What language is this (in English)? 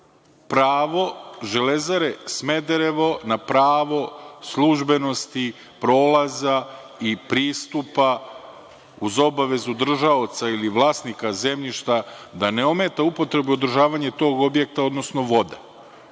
Serbian